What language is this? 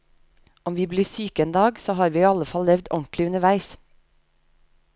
Norwegian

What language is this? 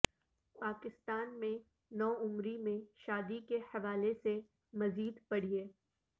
Urdu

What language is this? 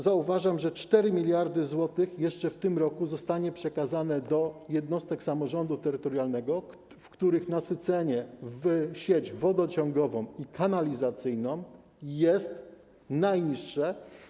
Polish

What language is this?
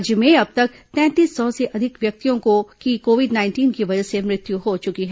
Hindi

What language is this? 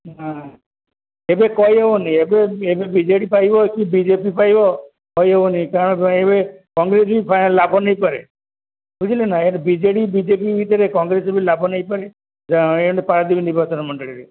Odia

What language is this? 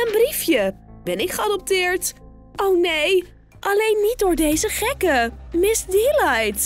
Dutch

